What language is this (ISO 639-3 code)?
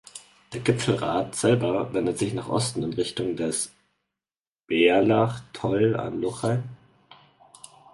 deu